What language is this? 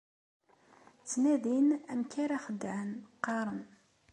Kabyle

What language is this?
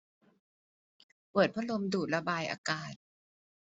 Thai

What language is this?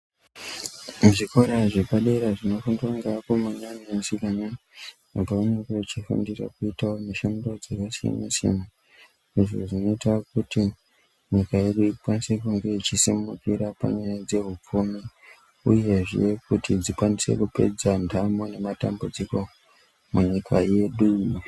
Ndau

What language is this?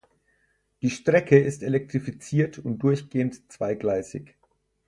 German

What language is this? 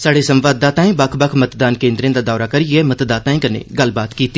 Dogri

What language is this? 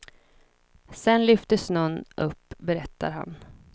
Swedish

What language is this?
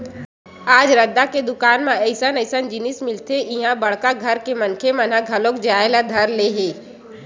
Chhattisgarhi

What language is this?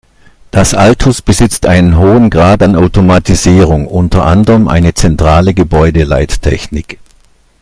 German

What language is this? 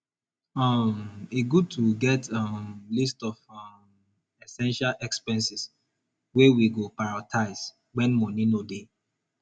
Nigerian Pidgin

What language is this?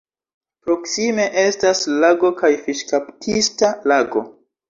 Esperanto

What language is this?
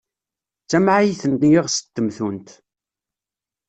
Kabyle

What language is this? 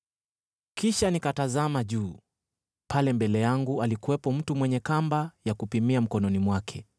Swahili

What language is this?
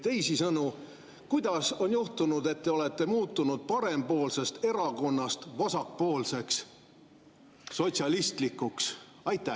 Estonian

